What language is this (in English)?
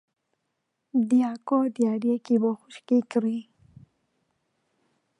Central Kurdish